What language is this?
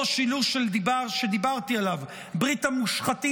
Hebrew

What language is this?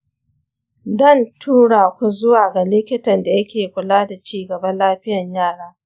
Hausa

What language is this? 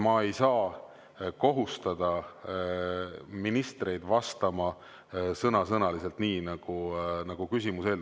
Estonian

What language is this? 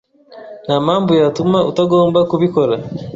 Kinyarwanda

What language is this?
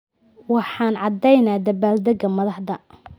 Somali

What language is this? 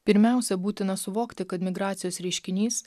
Lithuanian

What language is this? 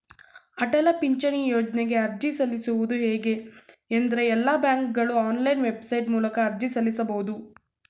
Kannada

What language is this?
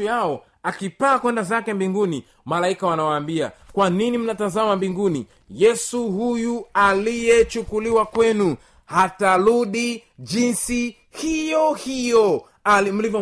Swahili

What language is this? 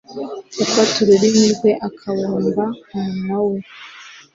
Kinyarwanda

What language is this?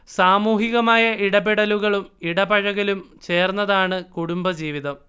Malayalam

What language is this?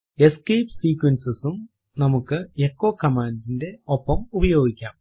Malayalam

